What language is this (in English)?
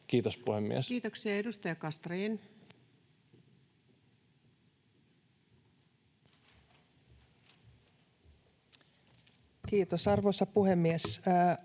Finnish